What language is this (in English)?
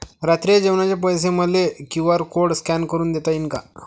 Marathi